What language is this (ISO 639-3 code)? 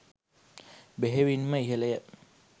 sin